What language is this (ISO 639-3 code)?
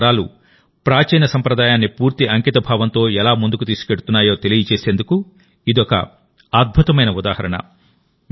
tel